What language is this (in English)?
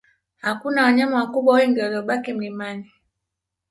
Swahili